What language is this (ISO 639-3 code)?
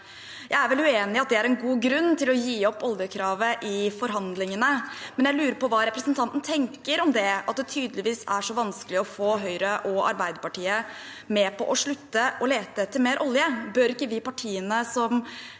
nor